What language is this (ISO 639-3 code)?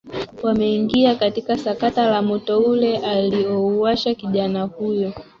swa